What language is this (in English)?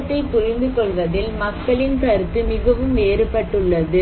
Tamil